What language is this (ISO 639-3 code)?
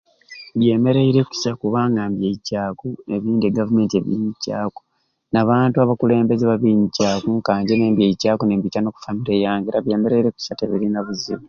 ruc